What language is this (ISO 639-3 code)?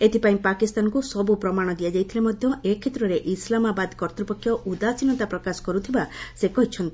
ori